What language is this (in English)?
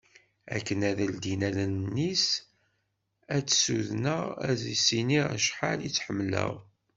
Kabyle